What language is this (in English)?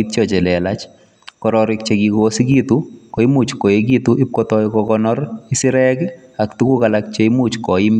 Kalenjin